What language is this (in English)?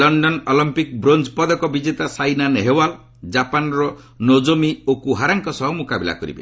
Odia